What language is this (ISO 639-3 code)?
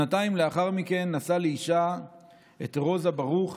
heb